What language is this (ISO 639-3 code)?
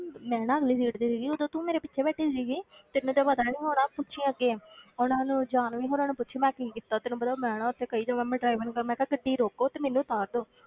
pan